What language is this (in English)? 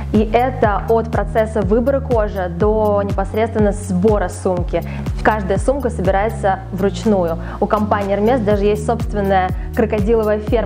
Russian